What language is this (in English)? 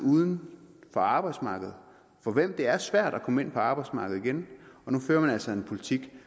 Danish